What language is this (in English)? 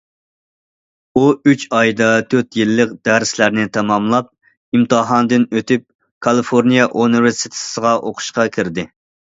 Uyghur